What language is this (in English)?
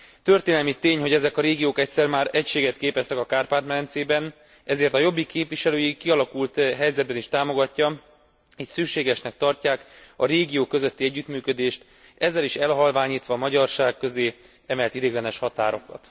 Hungarian